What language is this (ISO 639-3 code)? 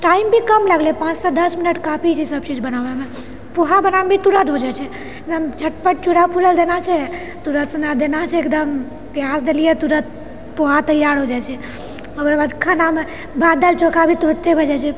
mai